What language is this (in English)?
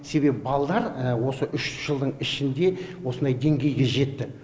Kazakh